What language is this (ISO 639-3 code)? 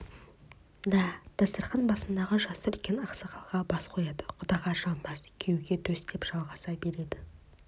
kaz